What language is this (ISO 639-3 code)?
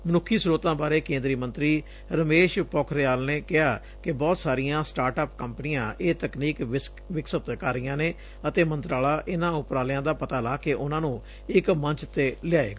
pan